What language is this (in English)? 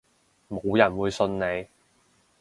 Cantonese